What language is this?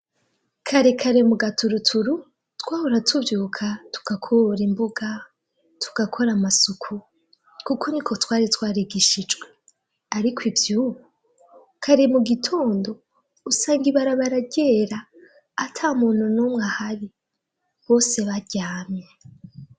Rundi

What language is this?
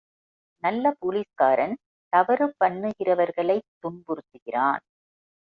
Tamil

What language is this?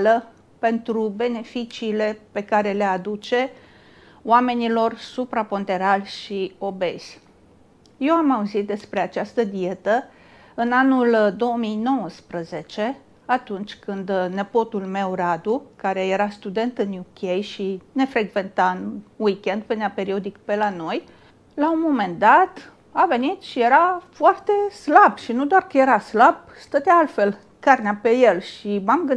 Romanian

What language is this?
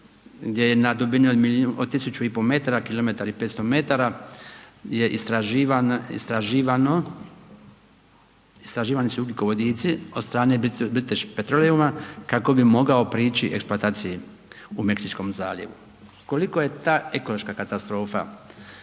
Croatian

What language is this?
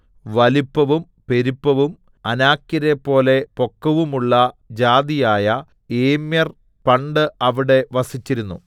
Malayalam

